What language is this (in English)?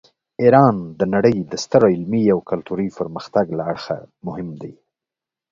Pashto